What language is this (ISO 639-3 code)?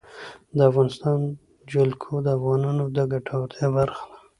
pus